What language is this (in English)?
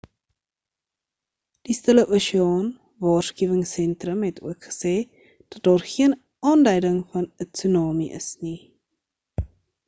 Afrikaans